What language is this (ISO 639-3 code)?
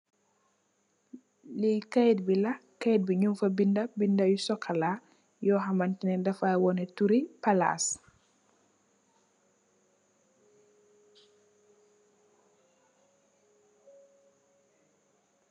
wol